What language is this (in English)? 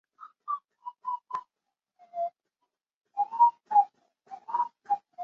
Chinese